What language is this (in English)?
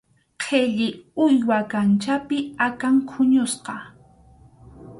Arequipa-La Unión Quechua